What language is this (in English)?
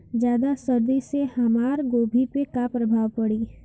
Bhojpuri